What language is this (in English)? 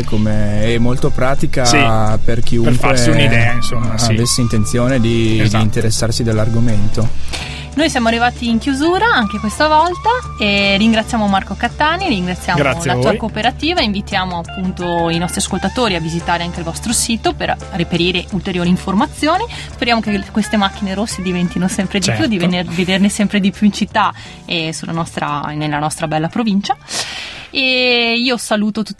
Italian